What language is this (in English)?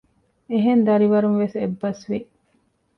Divehi